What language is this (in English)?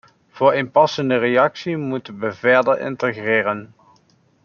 Dutch